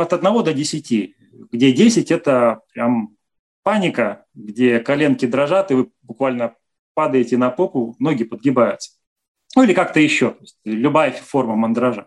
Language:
Russian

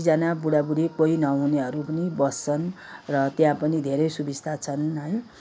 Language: Nepali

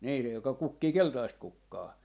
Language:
Finnish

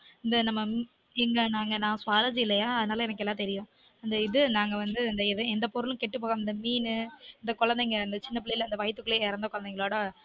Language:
Tamil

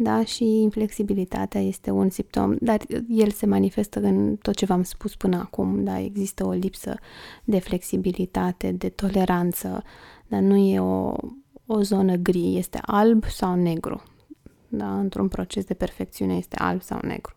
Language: Romanian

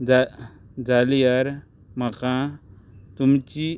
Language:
Konkani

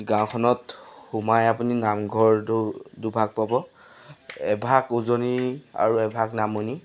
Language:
Assamese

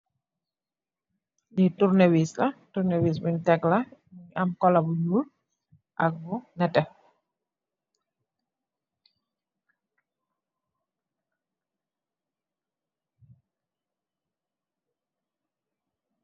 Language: Wolof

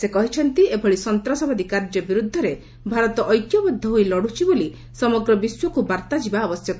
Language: Odia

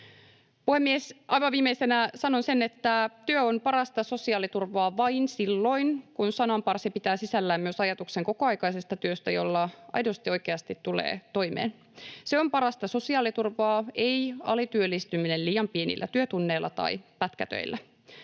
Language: Finnish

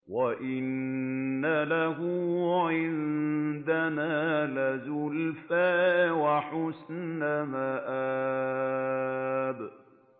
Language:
Arabic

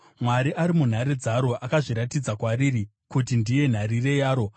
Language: Shona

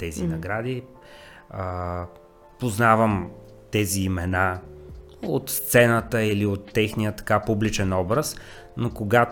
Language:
Bulgarian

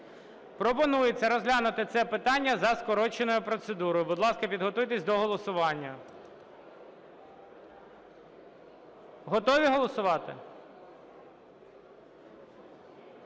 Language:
Ukrainian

